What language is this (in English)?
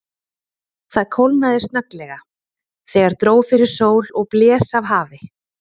Icelandic